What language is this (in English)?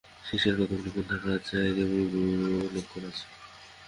Bangla